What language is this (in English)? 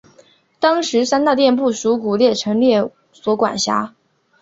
Chinese